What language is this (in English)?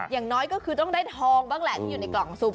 Thai